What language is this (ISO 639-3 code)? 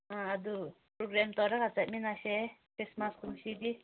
mni